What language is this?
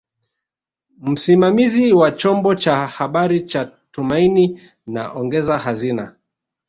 Swahili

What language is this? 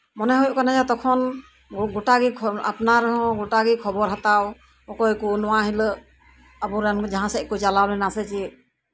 Santali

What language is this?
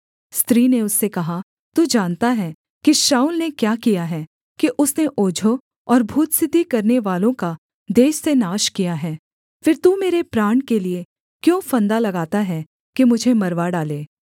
Hindi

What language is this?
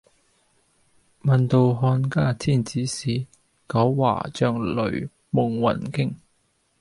Cantonese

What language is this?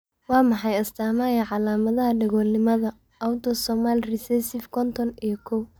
Somali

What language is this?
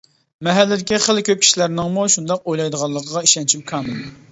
Uyghur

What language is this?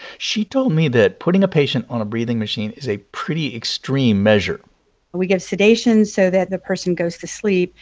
English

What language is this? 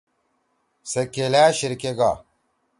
Torwali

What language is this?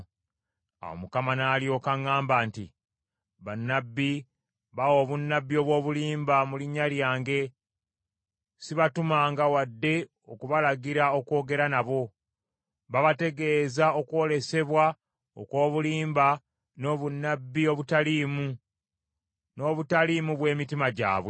Ganda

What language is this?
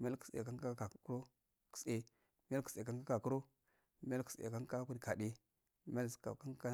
Afade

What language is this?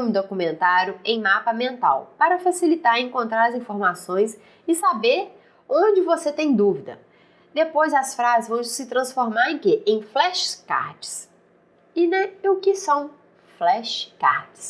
Portuguese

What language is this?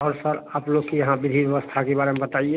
Hindi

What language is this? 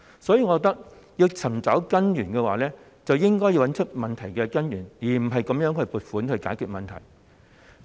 Cantonese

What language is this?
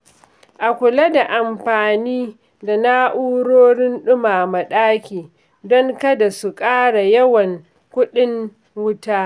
Hausa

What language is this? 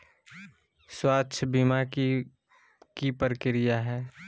Magahi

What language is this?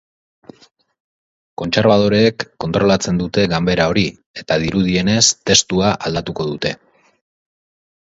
Basque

